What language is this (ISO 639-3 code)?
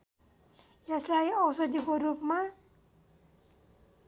nep